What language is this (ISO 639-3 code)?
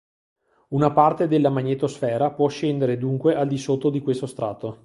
ita